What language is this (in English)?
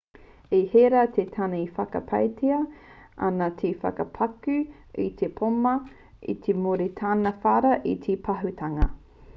Māori